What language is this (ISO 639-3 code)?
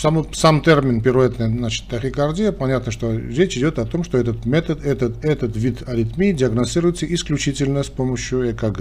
rus